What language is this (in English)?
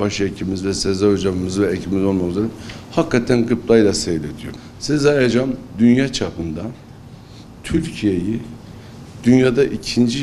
Turkish